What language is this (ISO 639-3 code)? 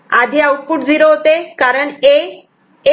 mar